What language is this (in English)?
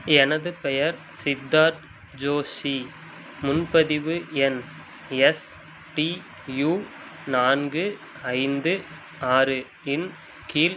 Tamil